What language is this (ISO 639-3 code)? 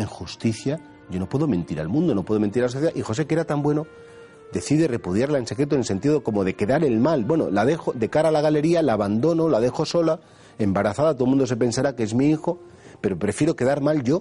spa